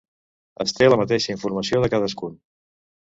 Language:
Catalan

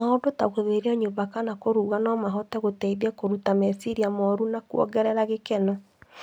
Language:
Kikuyu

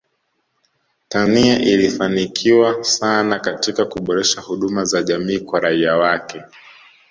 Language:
Swahili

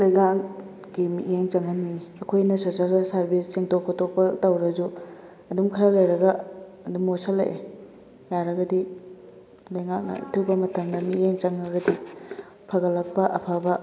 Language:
Manipuri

